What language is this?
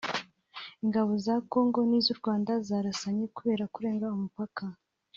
Kinyarwanda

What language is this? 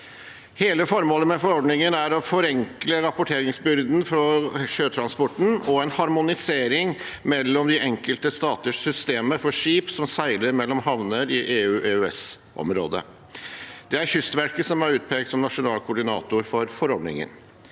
Norwegian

